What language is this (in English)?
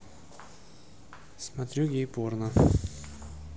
Russian